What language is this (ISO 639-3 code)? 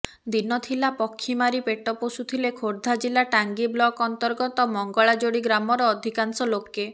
ori